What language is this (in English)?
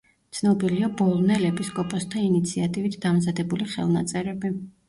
Georgian